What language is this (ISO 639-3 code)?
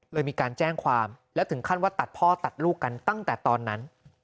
tha